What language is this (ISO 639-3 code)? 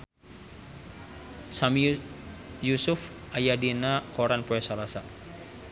sun